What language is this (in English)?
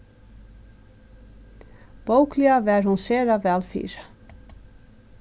Faroese